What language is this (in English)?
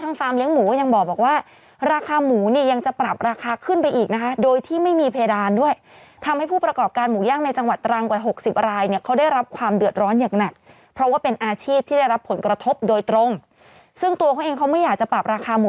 Thai